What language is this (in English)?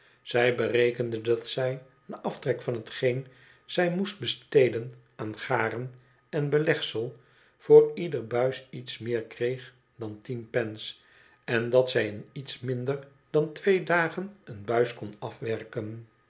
Dutch